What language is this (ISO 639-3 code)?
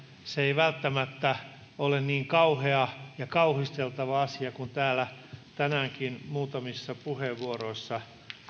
fin